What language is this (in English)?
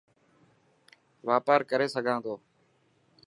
Dhatki